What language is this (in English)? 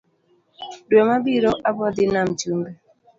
Luo (Kenya and Tanzania)